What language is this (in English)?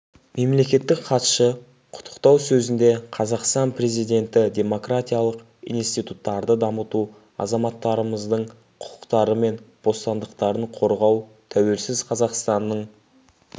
Kazakh